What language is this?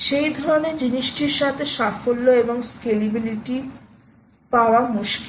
Bangla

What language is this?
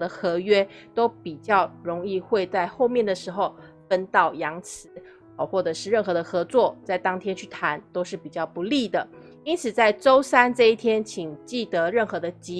Chinese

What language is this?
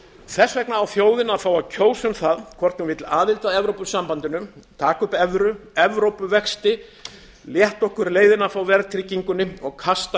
Icelandic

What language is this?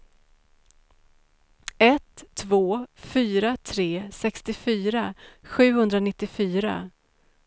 Swedish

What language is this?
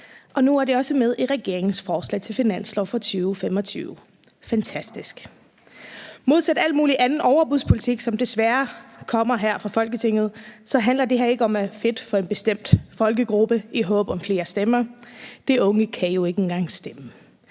Danish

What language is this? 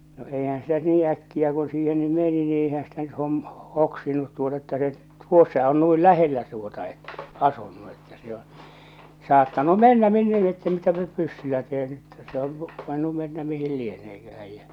Finnish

